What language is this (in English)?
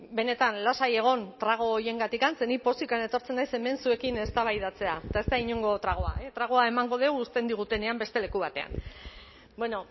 Basque